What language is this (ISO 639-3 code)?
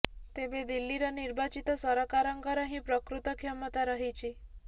ori